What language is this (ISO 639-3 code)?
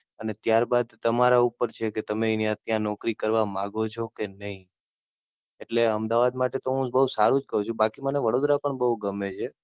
guj